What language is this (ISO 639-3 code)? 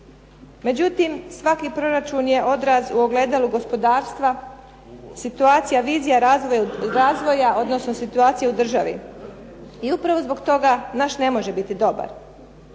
hrv